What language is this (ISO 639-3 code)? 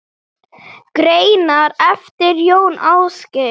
isl